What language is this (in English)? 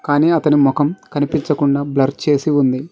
Telugu